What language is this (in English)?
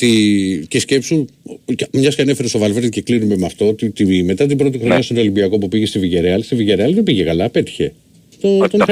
Greek